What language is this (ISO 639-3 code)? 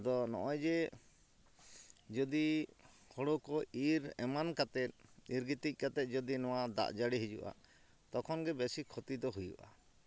sat